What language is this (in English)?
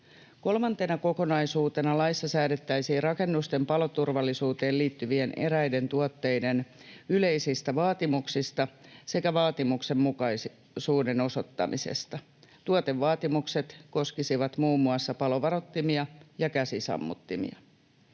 Finnish